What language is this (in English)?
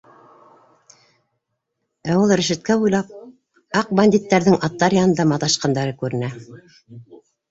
Bashkir